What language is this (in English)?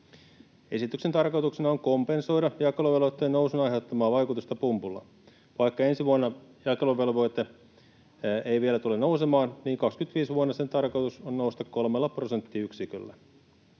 Finnish